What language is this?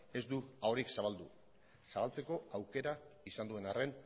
Basque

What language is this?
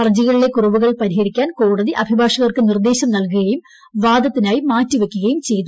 Malayalam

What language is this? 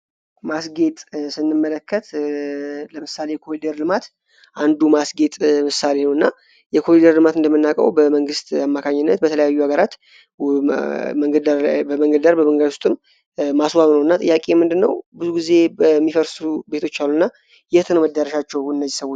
Amharic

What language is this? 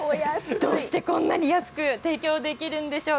Japanese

